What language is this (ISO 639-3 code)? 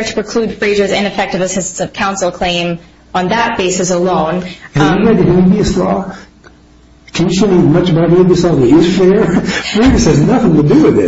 eng